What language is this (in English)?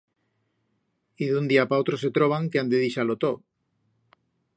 Aragonese